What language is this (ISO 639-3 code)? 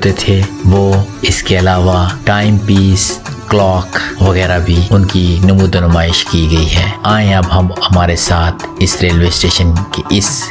urd